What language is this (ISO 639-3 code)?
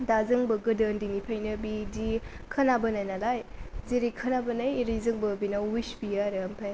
brx